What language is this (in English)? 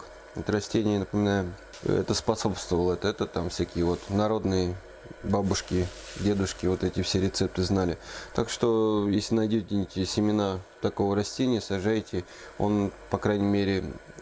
Russian